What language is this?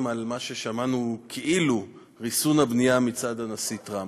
Hebrew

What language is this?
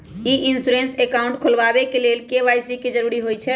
Magahi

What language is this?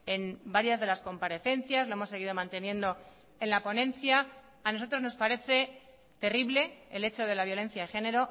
Spanish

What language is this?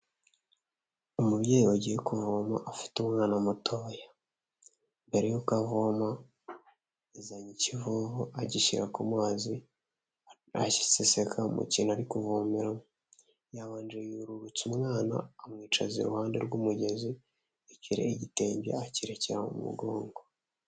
Kinyarwanda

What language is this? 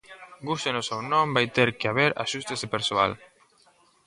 Galician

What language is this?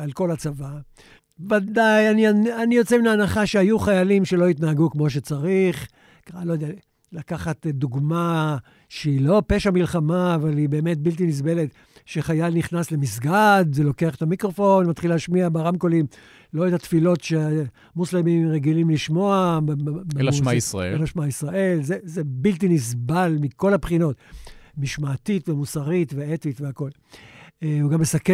Hebrew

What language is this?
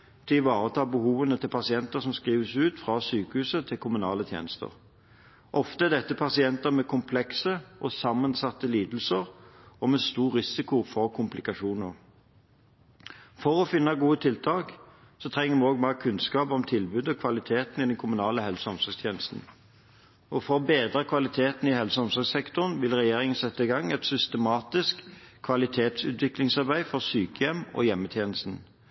Norwegian Bokmål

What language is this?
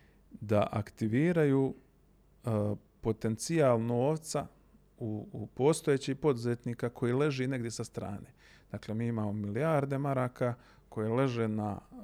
Croatian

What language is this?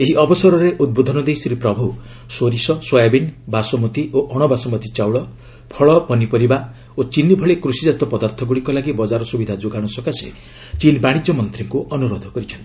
Odia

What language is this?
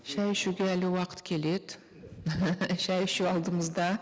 Kazakh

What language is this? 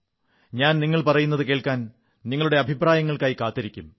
Malayalam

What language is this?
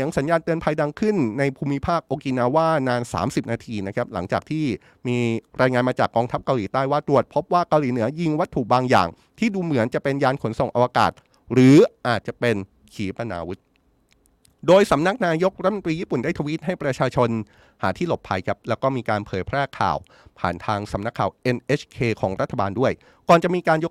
Thai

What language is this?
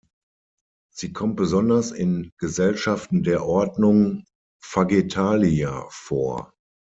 German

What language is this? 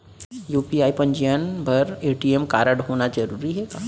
Chhattisgarhi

